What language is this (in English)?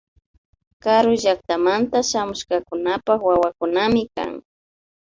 Imbabura Highland Quichua